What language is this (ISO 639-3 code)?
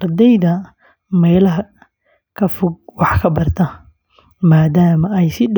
som